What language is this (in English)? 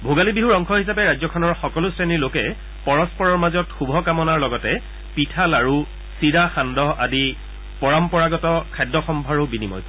Assamese